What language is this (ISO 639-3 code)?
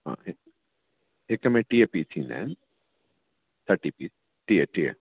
snd